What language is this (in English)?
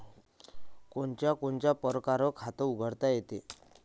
Marathi